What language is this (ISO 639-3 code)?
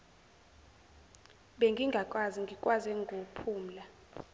zul